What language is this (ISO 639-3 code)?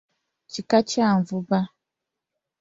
lug